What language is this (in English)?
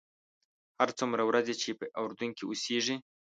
Pashto